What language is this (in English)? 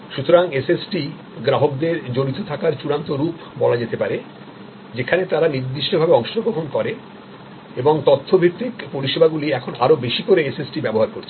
Bangla